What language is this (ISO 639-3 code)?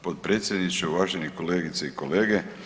hrv